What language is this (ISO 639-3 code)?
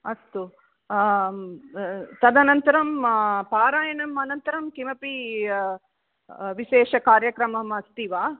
san